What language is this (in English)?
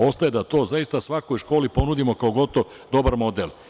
Serbian